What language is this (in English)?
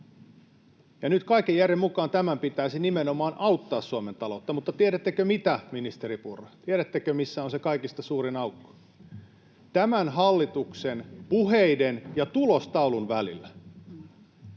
Finnish